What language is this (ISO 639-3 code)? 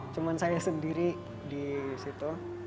ind